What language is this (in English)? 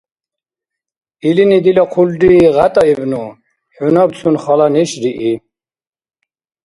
Dargwa